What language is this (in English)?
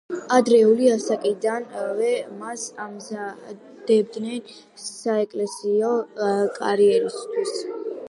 Georgian